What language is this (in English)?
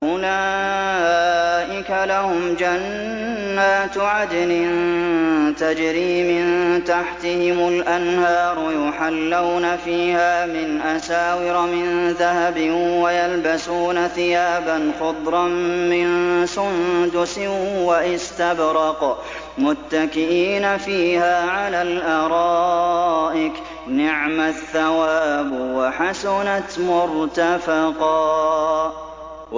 Arabic